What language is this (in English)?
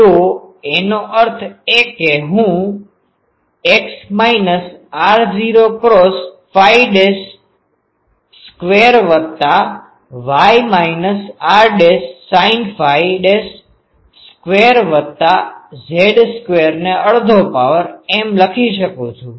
Gujarati